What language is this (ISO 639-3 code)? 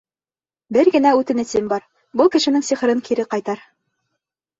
bak